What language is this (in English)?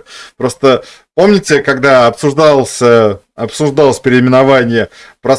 Russian